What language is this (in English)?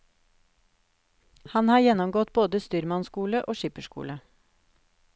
Norwegian